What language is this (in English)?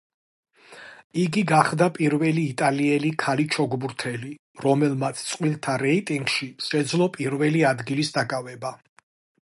Georgian